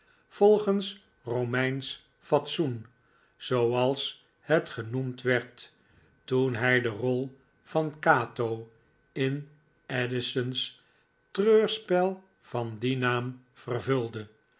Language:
Dutch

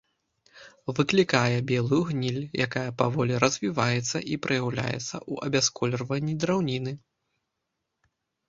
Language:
Belarusian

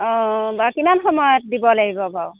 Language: Assamese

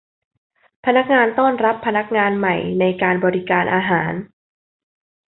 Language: Thai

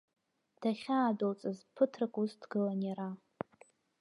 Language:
Abkhazian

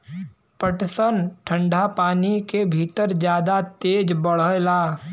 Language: Bhojpuri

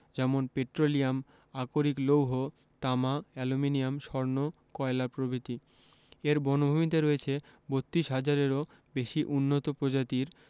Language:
Bangla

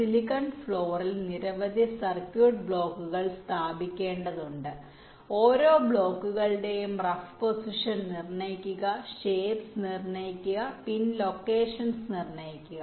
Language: Malayalam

